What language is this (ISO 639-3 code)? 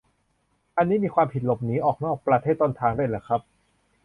tha